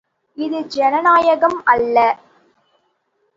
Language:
Tamil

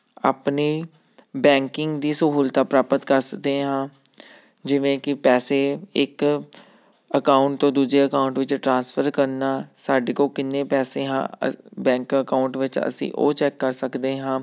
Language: Punjabi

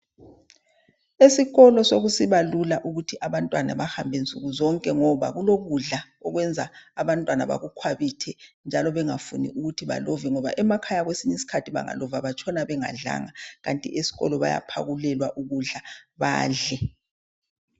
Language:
North Ndebele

